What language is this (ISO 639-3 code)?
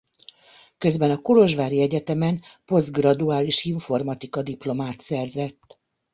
hun